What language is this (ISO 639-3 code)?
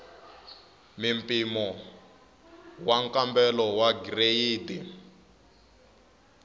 tso